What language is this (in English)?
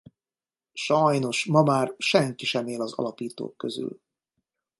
Hungarian